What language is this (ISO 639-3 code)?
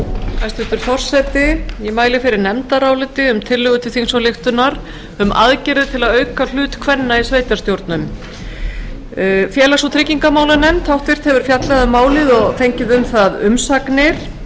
isl